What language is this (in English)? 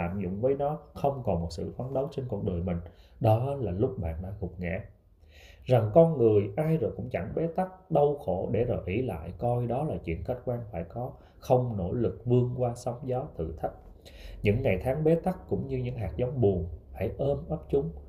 Vietnamese